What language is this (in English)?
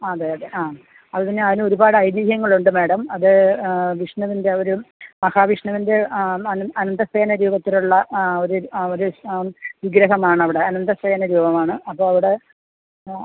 Malayalam